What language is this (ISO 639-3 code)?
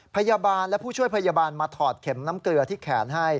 tha